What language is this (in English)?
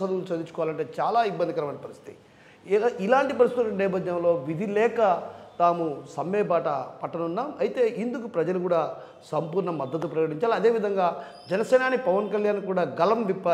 Telugu